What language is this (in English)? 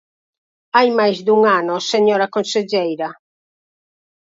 Galician